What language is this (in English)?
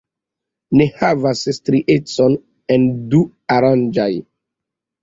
Esperanto